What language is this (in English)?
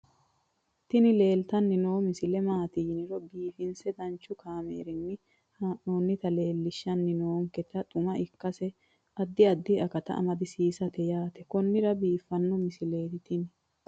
Sidamo